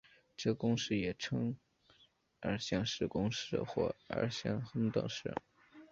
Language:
Chinese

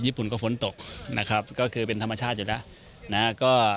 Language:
Thai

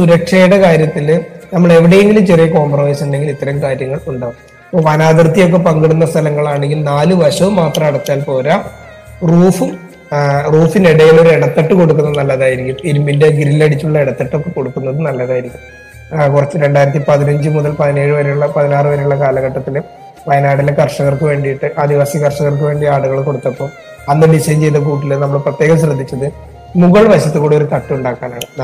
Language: Malayalam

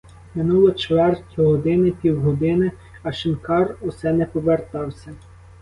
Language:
Ukrainian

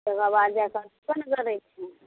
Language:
Maithili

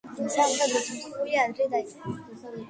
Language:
Georgian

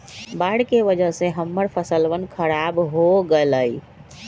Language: Magahi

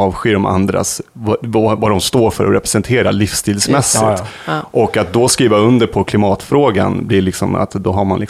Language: Swedish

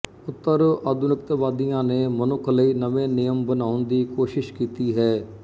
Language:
Punjabi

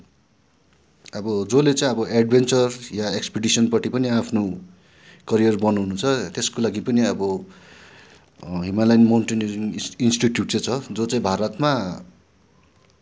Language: Nepali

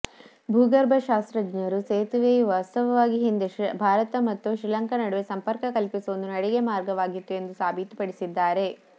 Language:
Kannada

